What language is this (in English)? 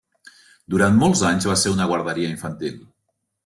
Catalan